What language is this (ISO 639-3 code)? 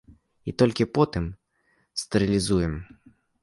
bel